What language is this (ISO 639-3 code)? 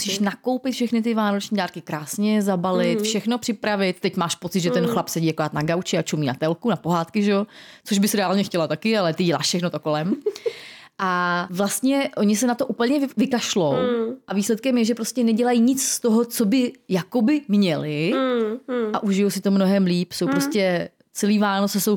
ces